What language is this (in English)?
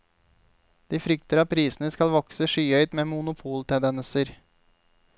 Norwegian